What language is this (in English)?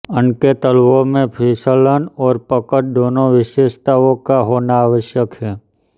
Hindi